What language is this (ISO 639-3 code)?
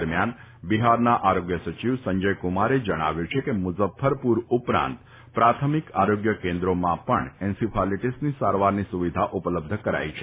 guj